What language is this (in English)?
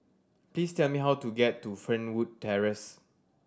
English